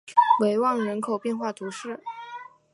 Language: Chinese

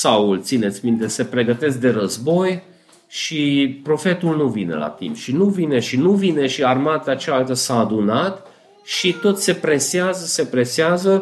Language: Romanian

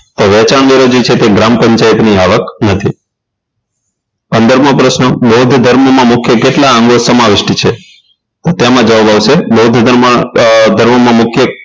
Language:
Gujarati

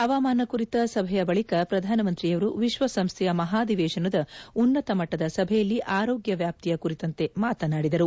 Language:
Kannada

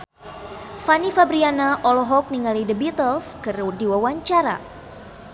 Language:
Sundanese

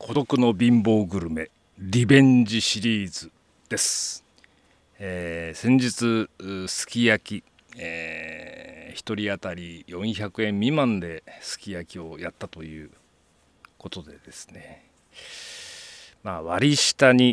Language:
Japanese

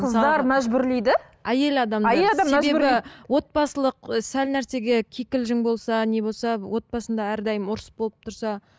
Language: Kazakh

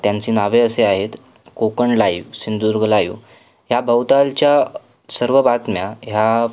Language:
Marathi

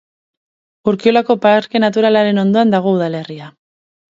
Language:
Basque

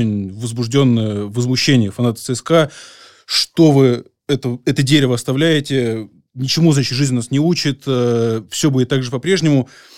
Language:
Russian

